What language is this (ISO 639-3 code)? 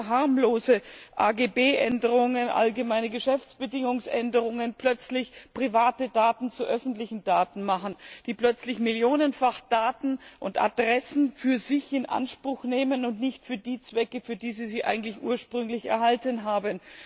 deu